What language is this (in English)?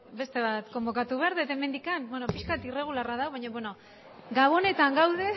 Basque